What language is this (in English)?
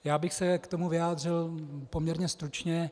Czech